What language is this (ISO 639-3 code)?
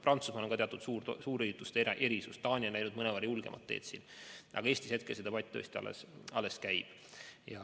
est